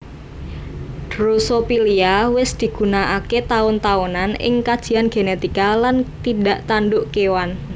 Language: Javanese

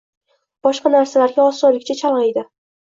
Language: Uzbek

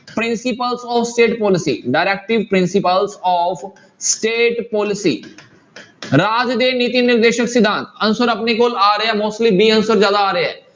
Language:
Punjabi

